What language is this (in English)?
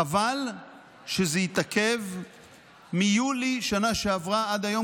Hebrew